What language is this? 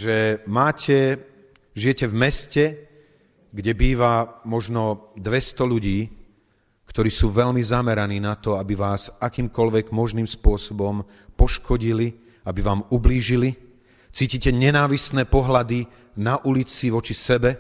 Slovak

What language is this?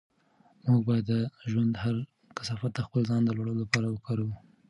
Pashto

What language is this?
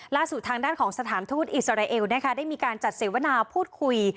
Thai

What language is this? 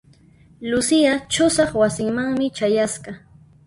Puno Quechua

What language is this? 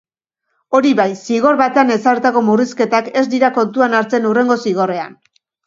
Basque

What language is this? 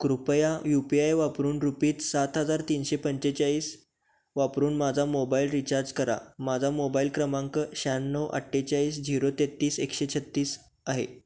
Marathi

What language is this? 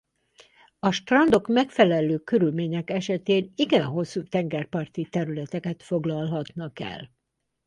Hungarian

